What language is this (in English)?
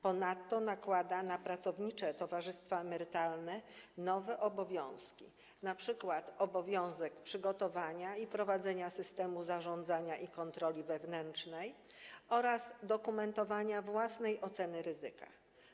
Polish